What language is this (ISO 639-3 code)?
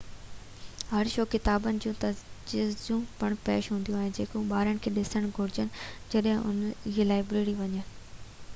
snd